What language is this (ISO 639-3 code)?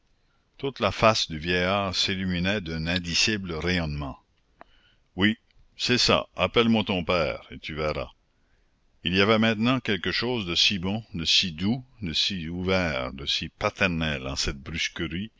fra